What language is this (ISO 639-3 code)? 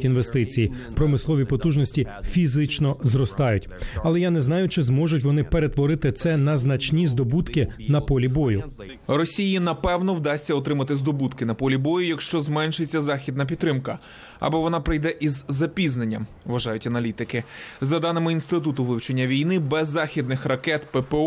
ukr